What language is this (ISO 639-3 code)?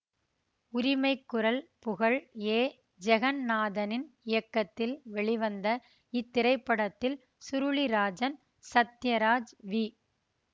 tam